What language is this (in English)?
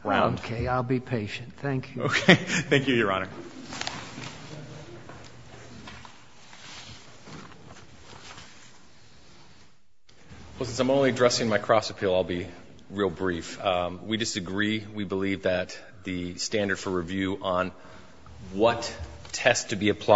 English